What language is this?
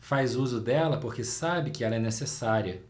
Portuguese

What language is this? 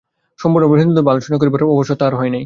Bangla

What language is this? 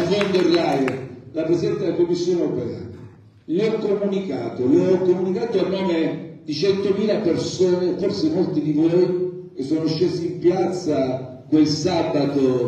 Italian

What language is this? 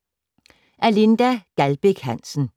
Danish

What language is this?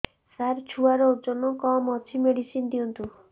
Odia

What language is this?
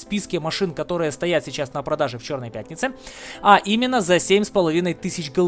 Russian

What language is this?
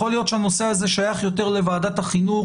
Hebrew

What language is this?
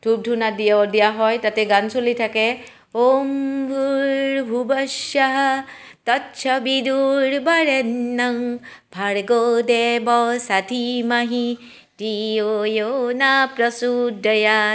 Assamese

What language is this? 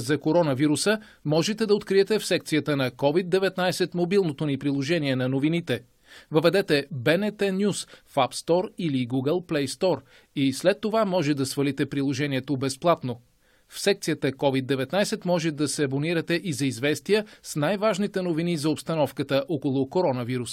Bulgarian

